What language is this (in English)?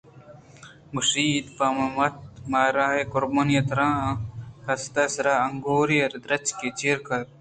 Eastern Balochi